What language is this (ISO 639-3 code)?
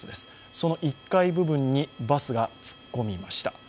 jpn